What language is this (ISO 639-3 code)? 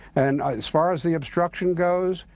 eng